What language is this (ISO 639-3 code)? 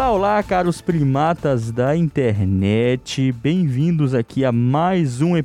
por